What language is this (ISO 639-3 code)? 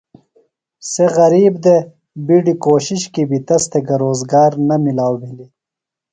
phl